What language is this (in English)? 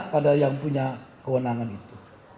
Indonesian